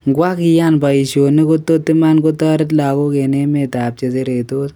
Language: Kalenjin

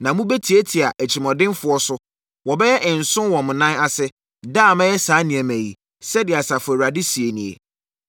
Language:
Akan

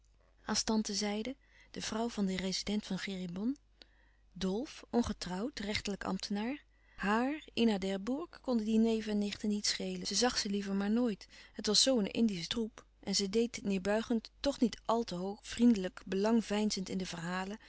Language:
Dutch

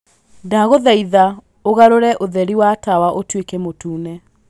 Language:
Kikuyu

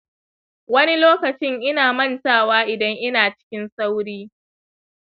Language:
Hausa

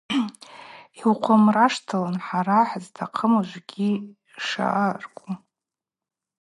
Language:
Abaza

